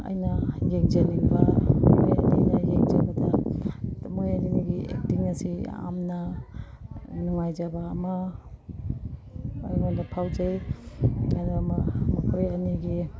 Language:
Manipuri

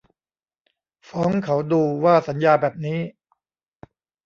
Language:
Thai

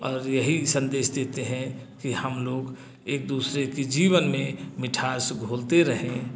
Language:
Hindi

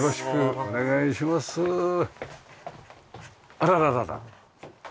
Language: Japanese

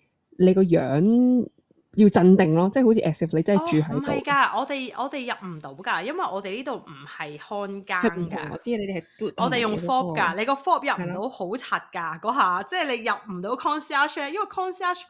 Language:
Chinese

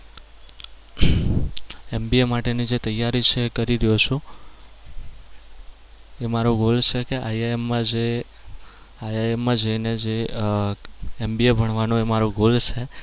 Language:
Gujarati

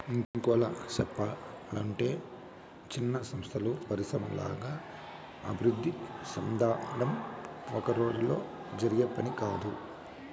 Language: Telugu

